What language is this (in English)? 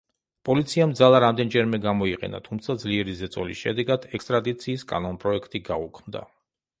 Georgian